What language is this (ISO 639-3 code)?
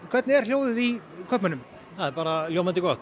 isl